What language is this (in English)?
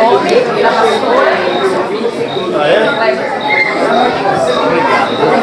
Portuguese